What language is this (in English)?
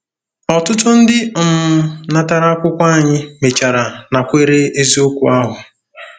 Igbo